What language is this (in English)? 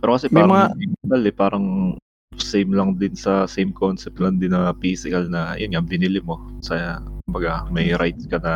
Filipino